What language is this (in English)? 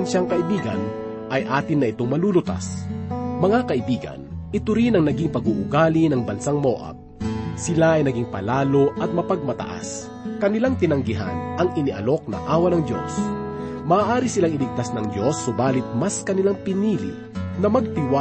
Filipino